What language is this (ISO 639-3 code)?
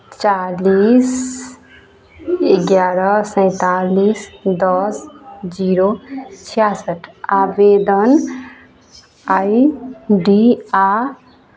mai